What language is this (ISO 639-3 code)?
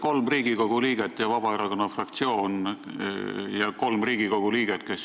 est